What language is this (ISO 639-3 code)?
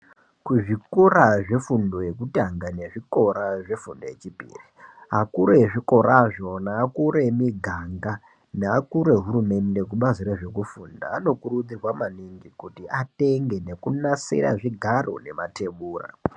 ndc